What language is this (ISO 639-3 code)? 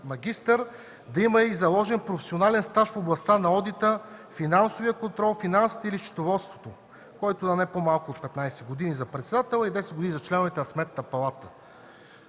bul